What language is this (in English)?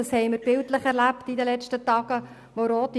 Swiss German